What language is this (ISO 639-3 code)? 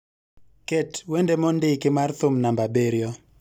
luo